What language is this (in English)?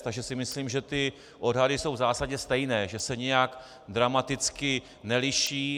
Czech